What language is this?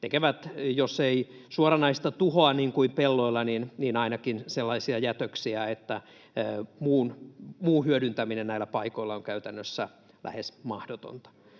Finnish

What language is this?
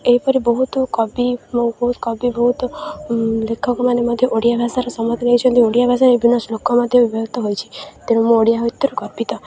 Odia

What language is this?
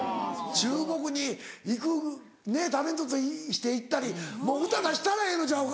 Japanese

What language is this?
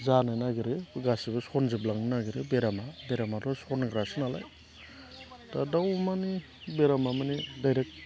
Bodo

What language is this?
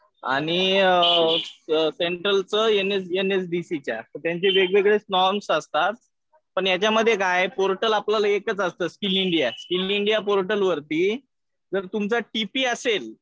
Marathi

